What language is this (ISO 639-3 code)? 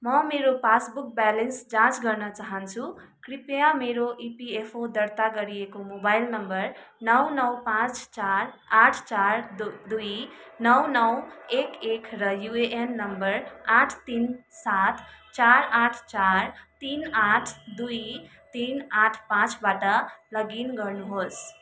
nep